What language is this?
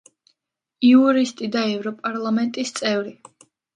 Georgian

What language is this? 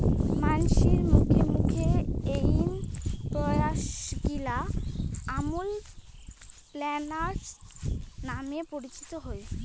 Bangla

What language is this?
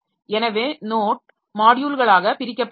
Tamil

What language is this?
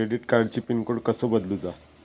Marathi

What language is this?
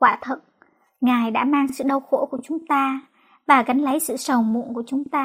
Vietnamese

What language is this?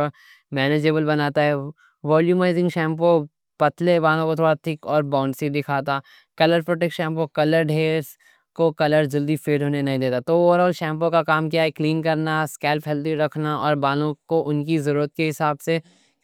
Deccan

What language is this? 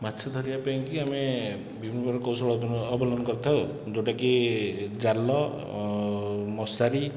Odia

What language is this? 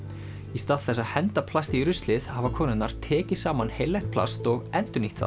Icelandic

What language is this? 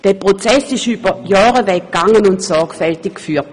Swiss German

